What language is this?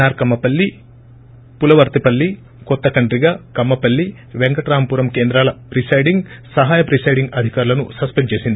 Telugu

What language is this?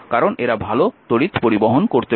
Bangla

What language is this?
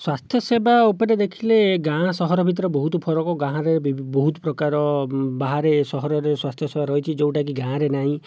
Odia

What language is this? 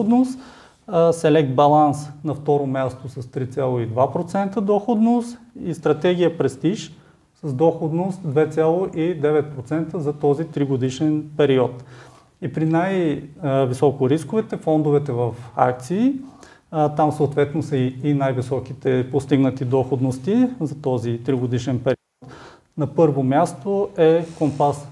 Bulgarian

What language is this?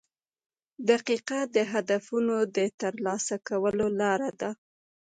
Pashto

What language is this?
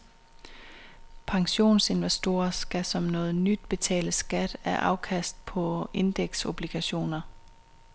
Danish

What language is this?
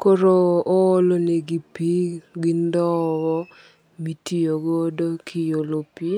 Luo (Kenya and Tanzania)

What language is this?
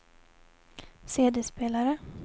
Swedish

